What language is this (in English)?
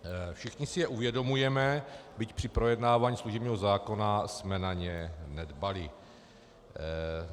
Czech